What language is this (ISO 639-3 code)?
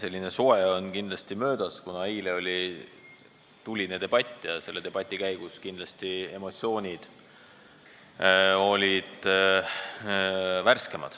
est